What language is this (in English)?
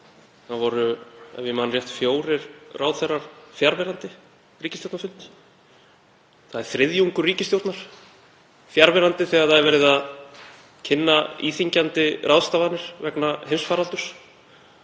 Icelandic